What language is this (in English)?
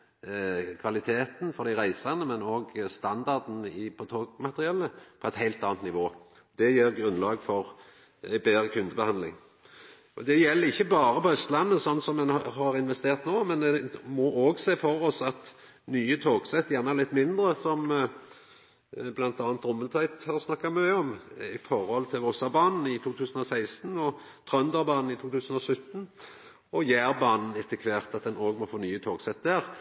Norwegian Nynorsk